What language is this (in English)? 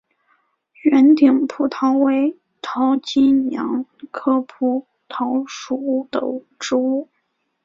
Chinese